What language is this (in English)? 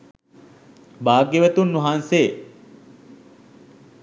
Sinhala